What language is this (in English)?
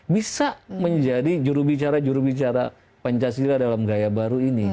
Indonesian